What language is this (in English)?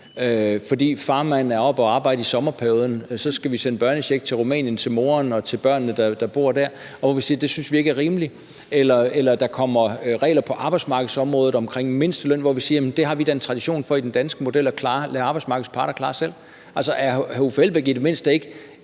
Danish